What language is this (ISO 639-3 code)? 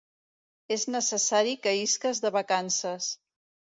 cat